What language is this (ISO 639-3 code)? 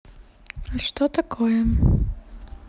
rus